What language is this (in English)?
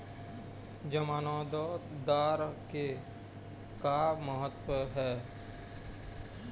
Chhattisgarhi